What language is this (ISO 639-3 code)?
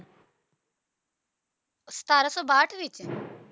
pan